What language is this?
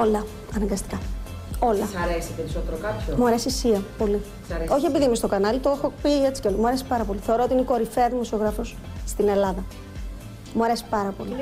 Greek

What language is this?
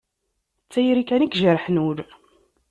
Kabyle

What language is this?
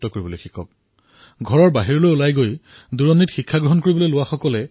Assamese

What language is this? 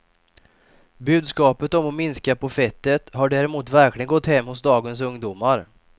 Swedish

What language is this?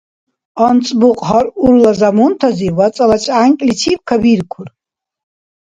Dargwa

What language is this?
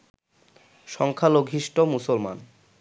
Bangla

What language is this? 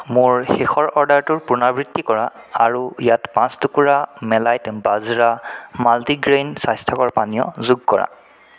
Assamese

